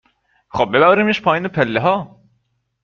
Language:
Persian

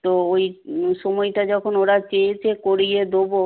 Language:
Bangla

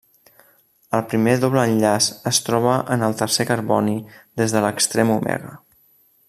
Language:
Catalan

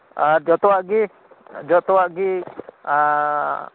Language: Santali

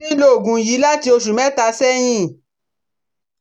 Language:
Yoruba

